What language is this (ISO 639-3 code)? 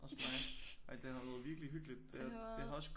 dan